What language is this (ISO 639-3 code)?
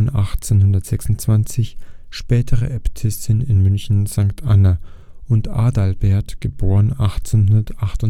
deu